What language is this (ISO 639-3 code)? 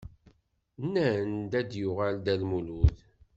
kab